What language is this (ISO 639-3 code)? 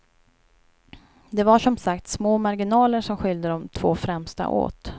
swe